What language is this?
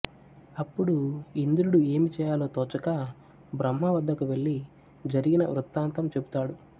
Telugu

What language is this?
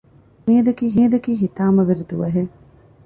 Divehi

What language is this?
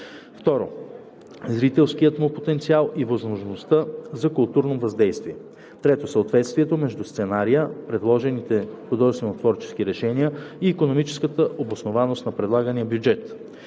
Bulgarian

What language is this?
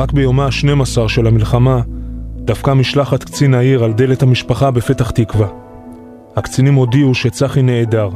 Hebrew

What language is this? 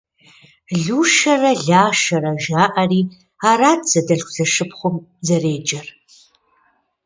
Kabardian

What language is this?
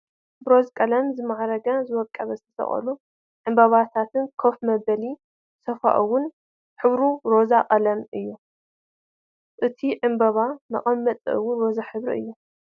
Tigrinya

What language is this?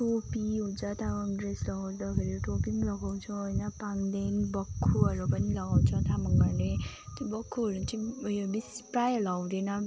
Nepali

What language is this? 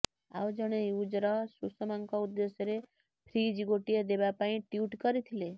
Odia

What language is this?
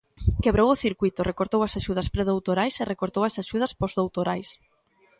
Galician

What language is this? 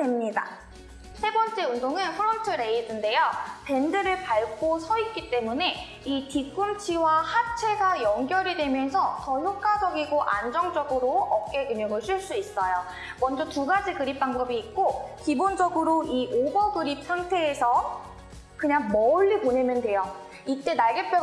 Korean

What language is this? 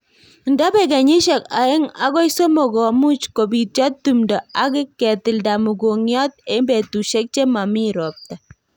Kalenjin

